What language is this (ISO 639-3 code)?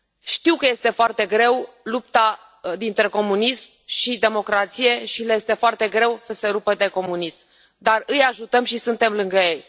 ron